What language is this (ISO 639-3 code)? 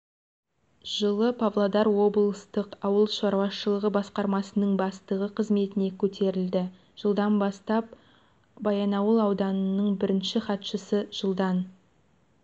kaz